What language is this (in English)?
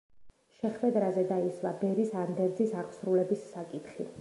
Georgian